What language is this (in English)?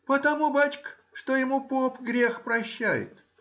Russian